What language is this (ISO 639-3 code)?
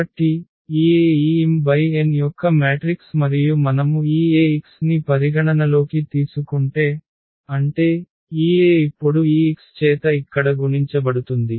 tel